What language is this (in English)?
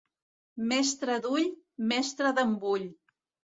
Catalan